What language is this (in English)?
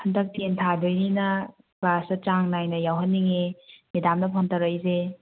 Manipuri